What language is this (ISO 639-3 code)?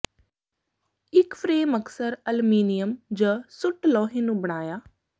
pan